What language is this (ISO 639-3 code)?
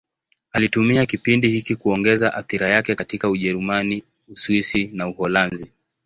swa